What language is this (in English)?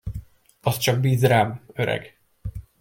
Hungarian